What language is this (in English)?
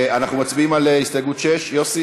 Hebrew